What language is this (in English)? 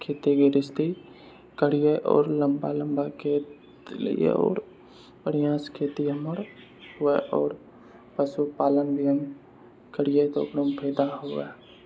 Maithili